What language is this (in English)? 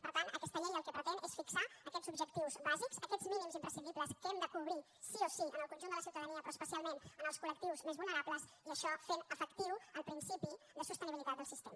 Catalan